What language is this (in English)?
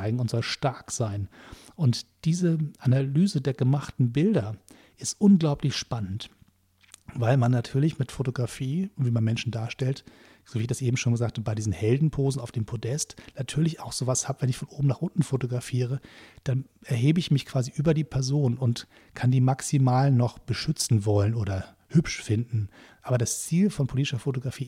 German